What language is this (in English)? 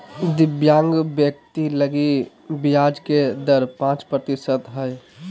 Magahi